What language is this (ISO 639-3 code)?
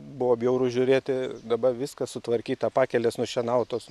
lit